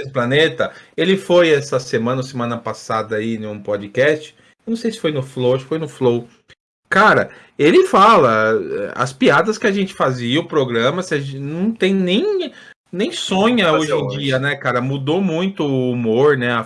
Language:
Portuguese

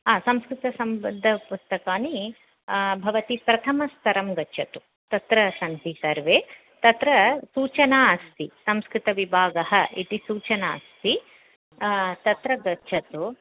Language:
Sanskrit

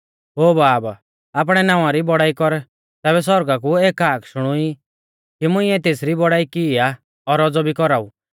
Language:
Mahasu Pahari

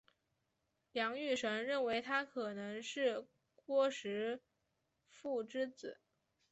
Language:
Chinese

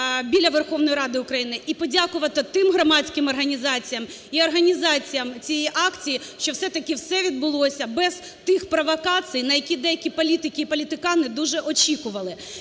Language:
Ukrainian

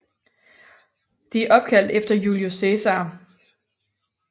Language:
Danish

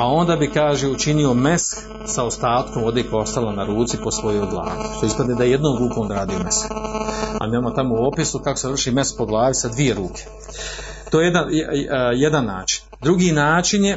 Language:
Croatian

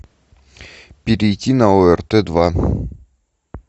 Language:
Russian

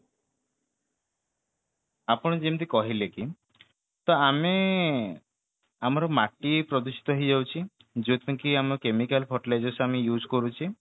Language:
Odia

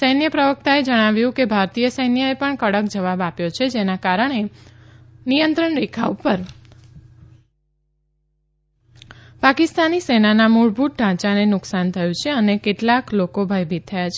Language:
Gujarati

